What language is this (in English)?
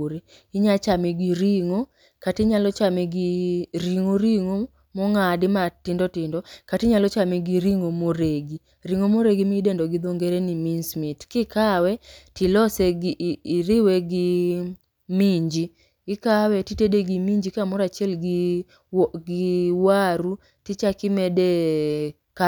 Luo (Kenya and Tanzania)